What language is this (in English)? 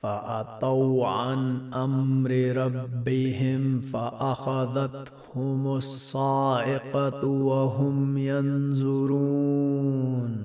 Arabic